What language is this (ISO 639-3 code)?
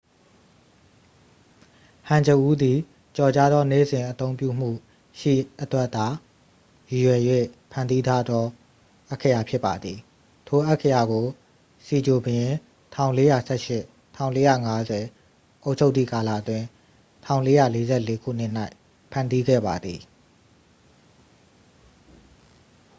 mya